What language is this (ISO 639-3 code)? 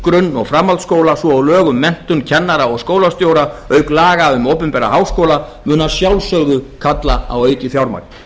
isl